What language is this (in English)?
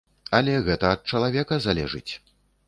Belarusian